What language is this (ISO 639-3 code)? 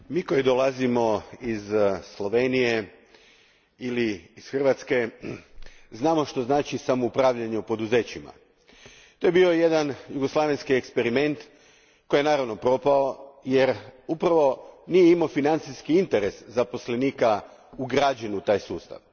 hrv